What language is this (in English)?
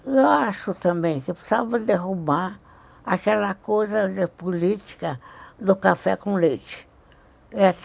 Portuguese